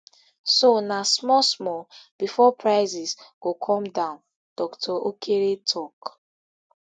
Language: Nigerian Pidgin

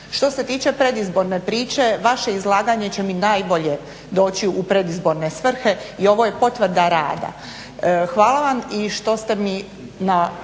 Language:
Croatian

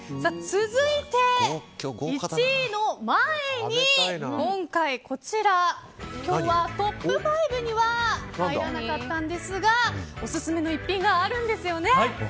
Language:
Japanese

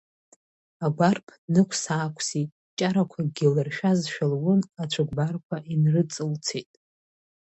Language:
Abkhazian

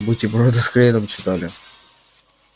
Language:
Russian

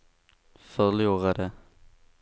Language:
Swedish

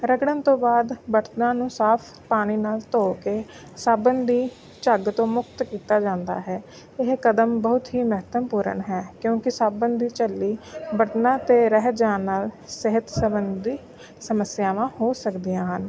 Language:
Punjabi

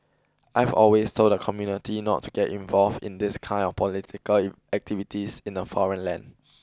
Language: English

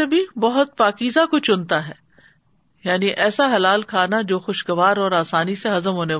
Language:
Urdu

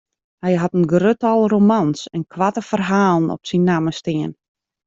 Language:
Western Frisian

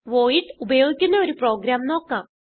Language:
Malayalam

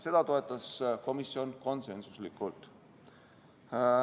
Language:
Estonian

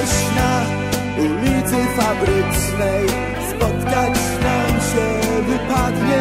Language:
Polish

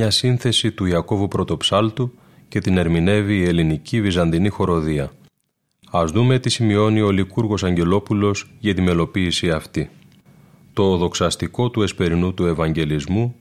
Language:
Greek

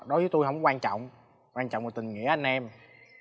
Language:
Vietnamese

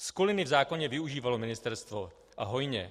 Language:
Czech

